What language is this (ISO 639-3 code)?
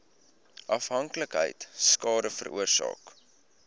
afr